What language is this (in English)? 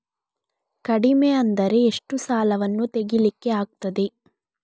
Kannada